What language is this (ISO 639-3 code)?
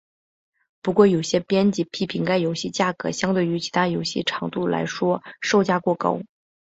zho